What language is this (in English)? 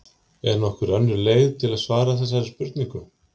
Icelandic